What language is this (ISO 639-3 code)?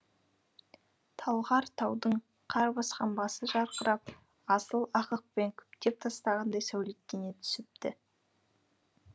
kaz